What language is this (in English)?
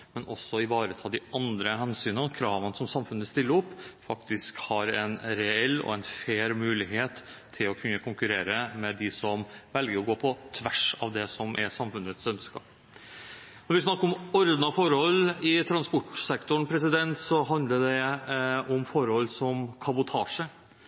Norwegian Bokmål